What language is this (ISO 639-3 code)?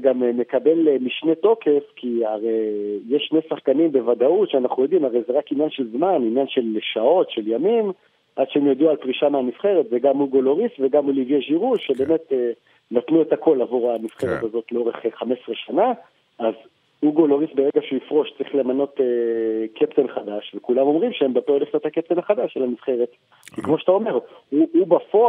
heb